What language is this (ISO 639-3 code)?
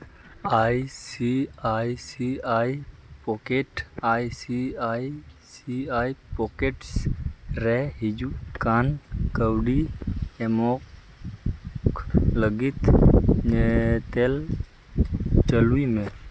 sat